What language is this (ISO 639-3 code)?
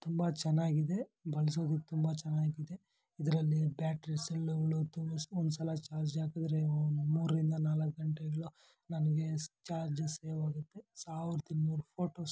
kan